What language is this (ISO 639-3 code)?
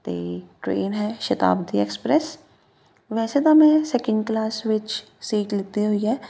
pan